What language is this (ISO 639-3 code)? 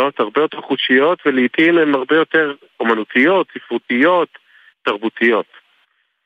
heb